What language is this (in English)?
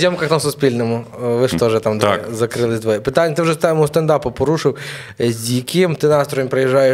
Ukrainian